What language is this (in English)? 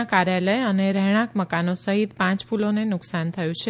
Gujarati